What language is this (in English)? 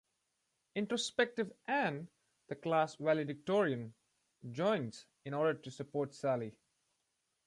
English